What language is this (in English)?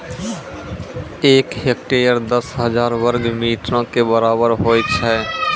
Maithili